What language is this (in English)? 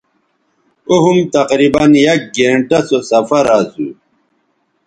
Bateri